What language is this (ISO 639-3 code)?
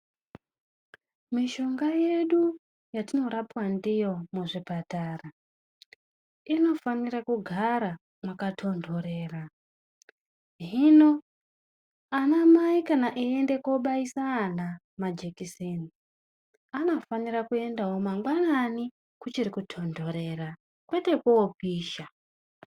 ndc